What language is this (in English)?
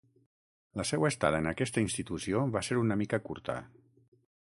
Catalan